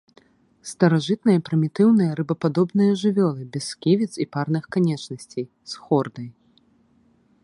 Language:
Belarusian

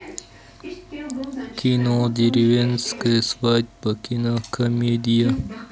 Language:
Russian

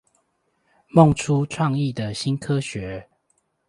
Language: Chinese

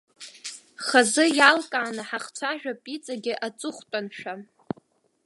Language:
Abkhazian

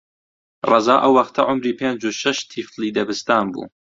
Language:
Central Kurdish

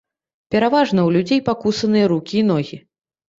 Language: Belarusian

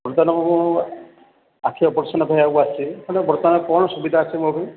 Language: Odia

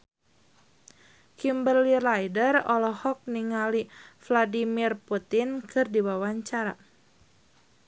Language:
Sundanese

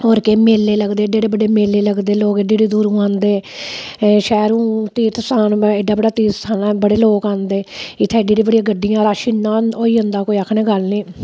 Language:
Dogri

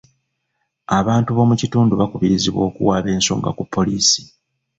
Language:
Ganda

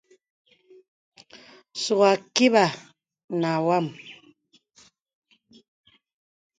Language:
Bebele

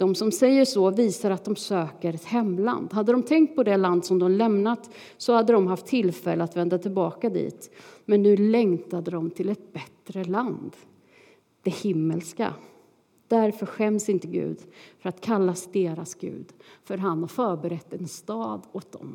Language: Swedish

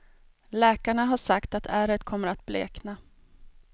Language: Swedish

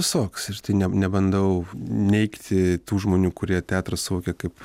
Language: Lithuanian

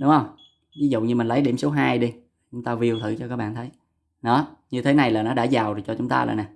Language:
Vietnamese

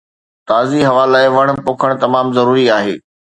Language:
Sindhi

